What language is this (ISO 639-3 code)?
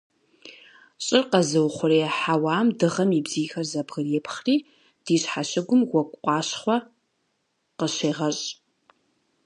kbd